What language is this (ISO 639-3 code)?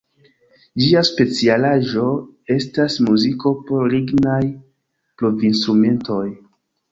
epo